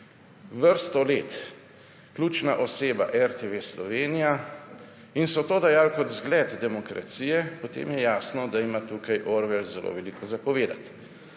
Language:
Slovenian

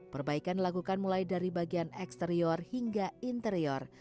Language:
Indonesian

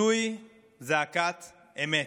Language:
Hebrew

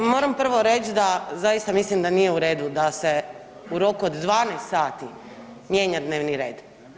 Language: Croatian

